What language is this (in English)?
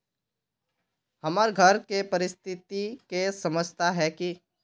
Magahi